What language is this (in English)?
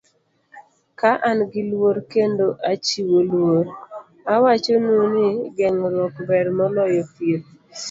Luo (Kenya and Tanzania)